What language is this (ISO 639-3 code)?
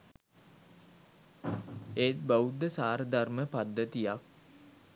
sin